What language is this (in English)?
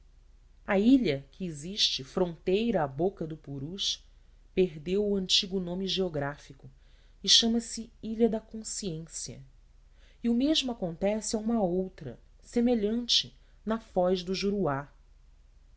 Portuguese